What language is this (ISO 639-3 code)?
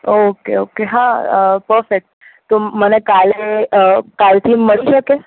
guj